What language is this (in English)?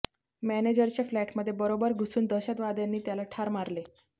Marathi